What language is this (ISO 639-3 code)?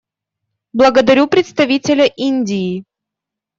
rus